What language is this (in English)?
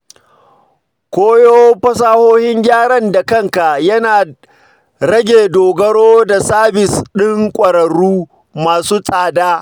Hausa